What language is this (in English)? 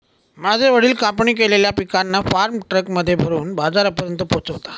Marathi